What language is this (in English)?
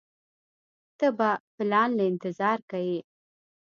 Pashto